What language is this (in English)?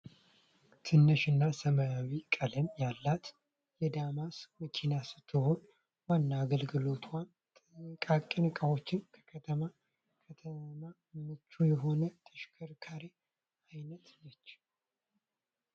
Amharic